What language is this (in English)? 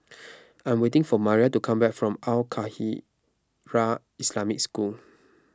English